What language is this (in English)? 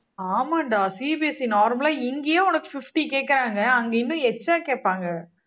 Tamil